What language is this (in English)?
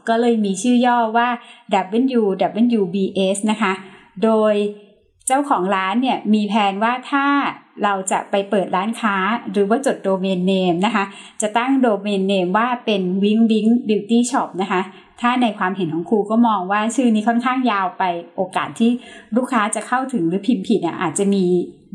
Thai